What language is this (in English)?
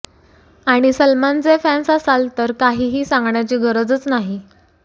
Marathi